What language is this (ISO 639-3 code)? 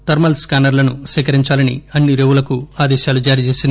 tel